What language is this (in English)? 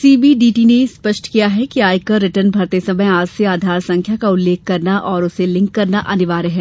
Hindi